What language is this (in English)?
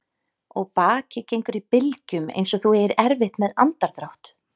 Icelandic